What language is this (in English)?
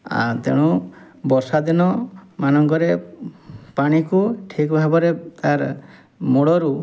Odia